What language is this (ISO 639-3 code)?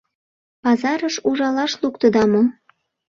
chm